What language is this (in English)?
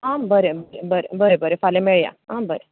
Konkani